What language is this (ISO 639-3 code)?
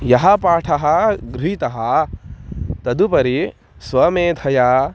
san